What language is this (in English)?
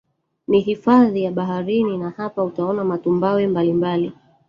Swahili